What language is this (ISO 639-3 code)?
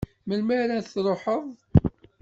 kab